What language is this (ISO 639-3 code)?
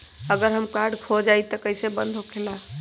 mag